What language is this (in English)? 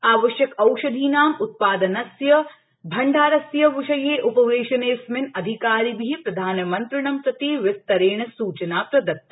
Sanskrit